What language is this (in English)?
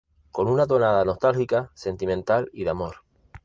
Spanish